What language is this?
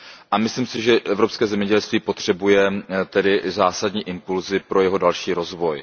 Czech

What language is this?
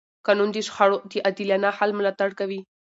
Pashto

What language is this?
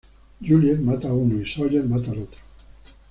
Spanish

